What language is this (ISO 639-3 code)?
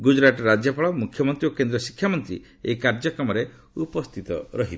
ori